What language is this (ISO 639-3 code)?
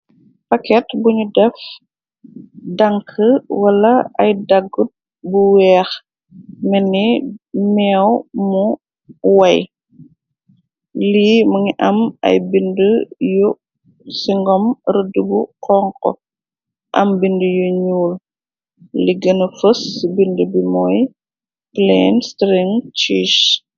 wol